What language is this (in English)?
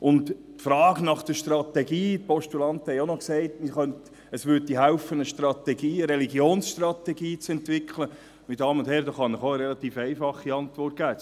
Swiss German